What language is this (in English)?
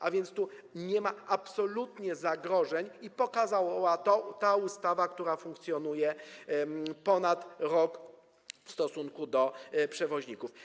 Polish